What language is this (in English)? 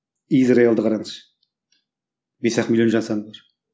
Kazakh